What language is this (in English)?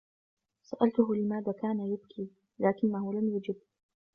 Arabic